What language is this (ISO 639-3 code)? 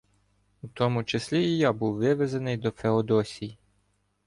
ukr